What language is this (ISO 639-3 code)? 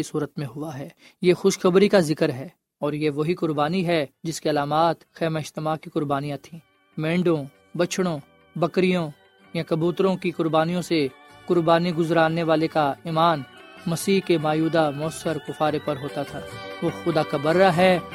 urd